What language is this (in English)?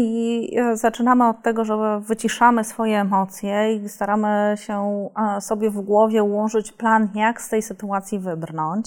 Polish